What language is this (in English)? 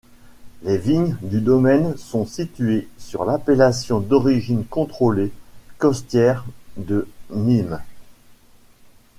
French